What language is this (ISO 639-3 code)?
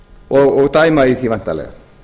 isl